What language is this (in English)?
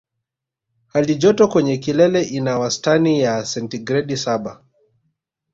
Swahili